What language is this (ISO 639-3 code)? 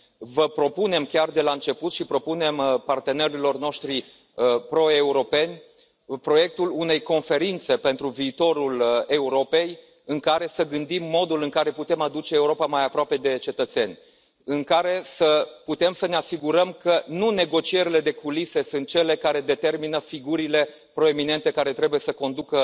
ron